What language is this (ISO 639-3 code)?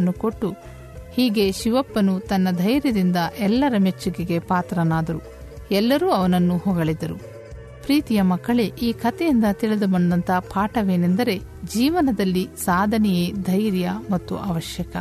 kan